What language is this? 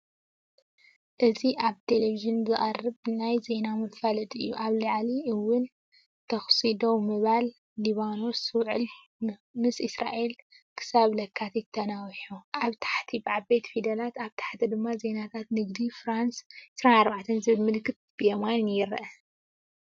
Tigrinya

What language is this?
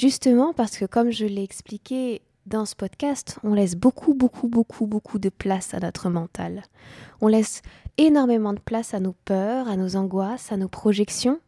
French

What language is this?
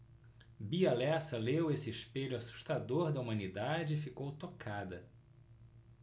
Portuguese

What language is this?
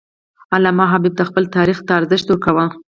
Pashto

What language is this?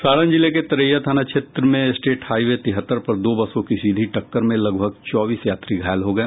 Hindi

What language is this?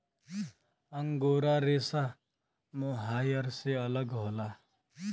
Bhojpuri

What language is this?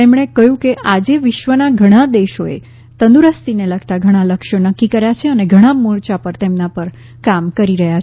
Gujarati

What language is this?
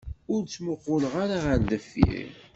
Kabyle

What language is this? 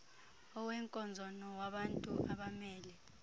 Xhosa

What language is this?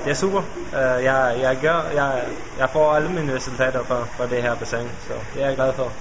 Danish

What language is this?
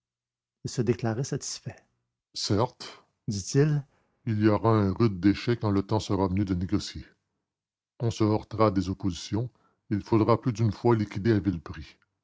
French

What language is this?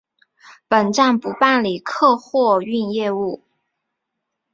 Chinese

